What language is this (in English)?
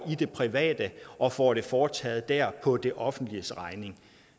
Danish